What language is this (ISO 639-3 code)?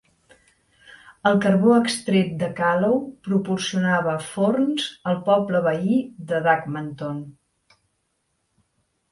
cat